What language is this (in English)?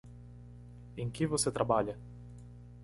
Portuguese